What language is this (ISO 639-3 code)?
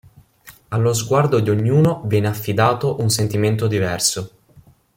ita